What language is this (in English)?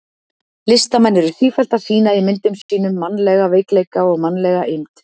Icelandic